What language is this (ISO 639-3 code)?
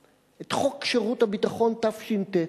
heb